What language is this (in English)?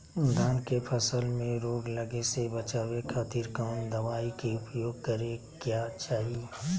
Magahi